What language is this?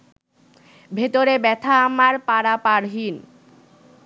Bangla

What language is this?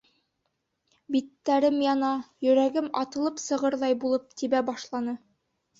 Bashkir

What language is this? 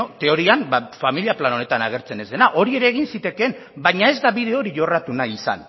Basque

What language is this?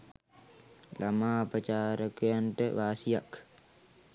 Sinhala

